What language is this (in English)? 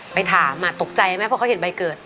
Thai